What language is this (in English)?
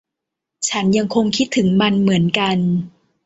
Thai